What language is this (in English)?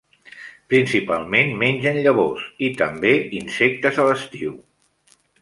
Catalan